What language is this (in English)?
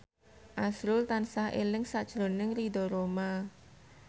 Javanese